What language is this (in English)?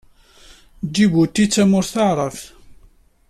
Kabyle